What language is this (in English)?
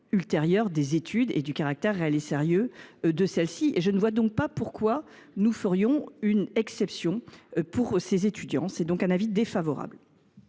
French